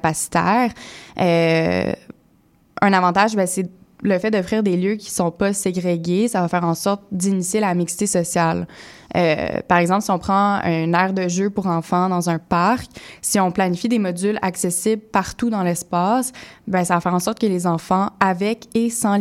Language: French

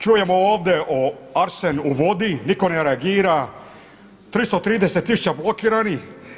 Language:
Croatian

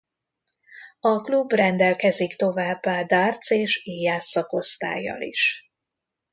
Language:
Hungarian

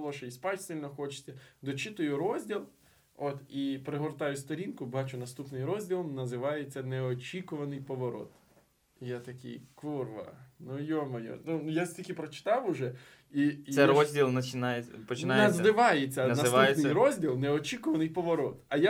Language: Ukrainian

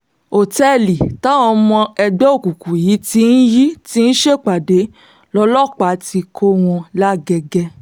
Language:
Yoruba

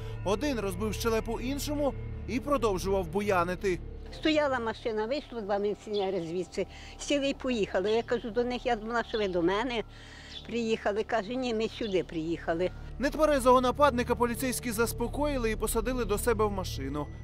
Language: Ukrainian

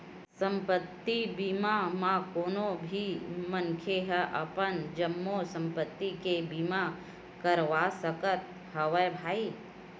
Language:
Chhattisgarhi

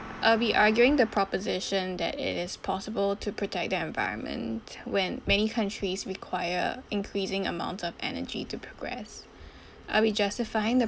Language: English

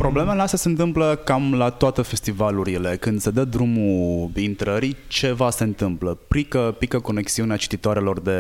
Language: Romanian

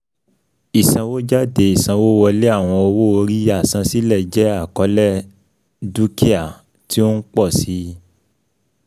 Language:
Yoruba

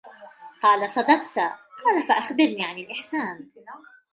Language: Arabic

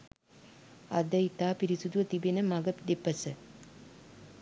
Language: Sinhala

